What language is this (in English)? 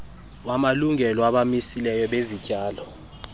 Xhosa